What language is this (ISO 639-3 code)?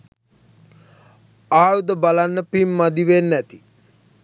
sin